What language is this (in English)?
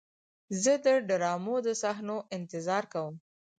Pashto